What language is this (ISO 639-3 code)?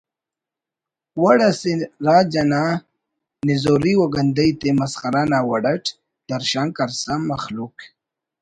brh